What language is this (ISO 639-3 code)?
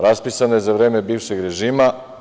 srp